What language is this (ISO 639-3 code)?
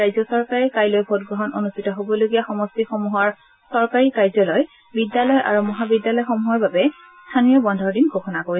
asm